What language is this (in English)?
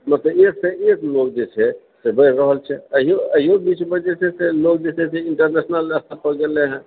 Maithili